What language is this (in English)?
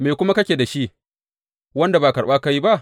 Hausa